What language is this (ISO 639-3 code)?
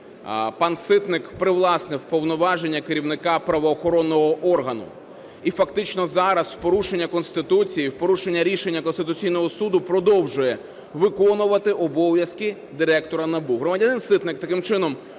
ukr